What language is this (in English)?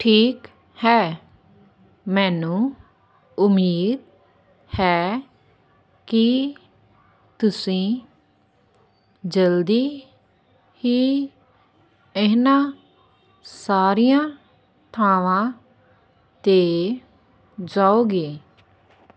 Punjabi